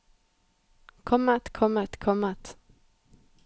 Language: Norwegian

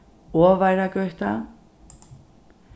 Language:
Faroese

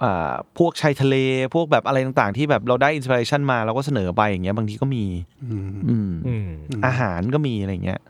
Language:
Thai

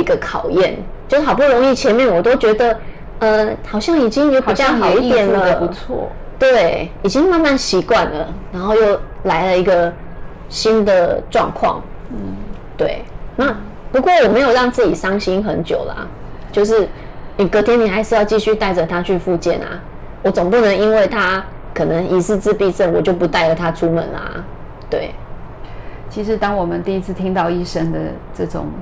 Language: Chinese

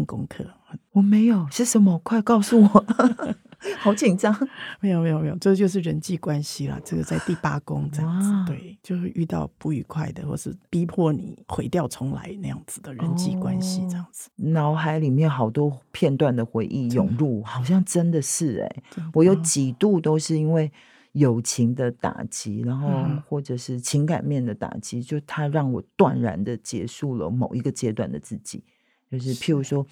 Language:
Chinese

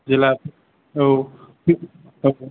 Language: Bodo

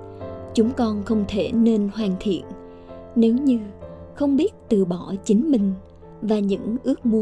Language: Vietnamese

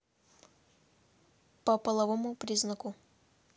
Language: Russian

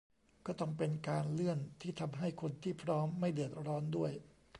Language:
Thai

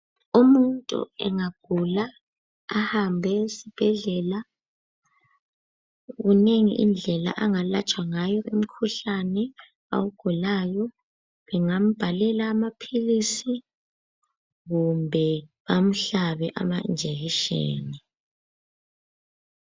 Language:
North Ndebele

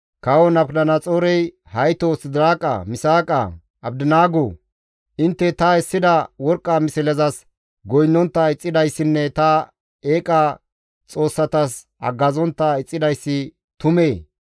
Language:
Gamo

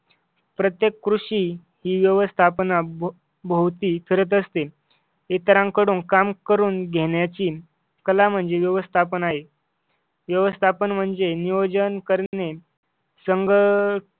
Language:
Marathi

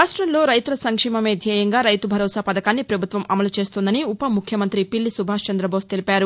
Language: Telugu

